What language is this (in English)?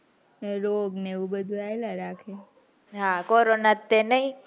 Gujarati